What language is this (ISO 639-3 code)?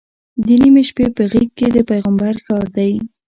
pus